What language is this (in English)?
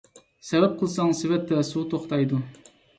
Uyghur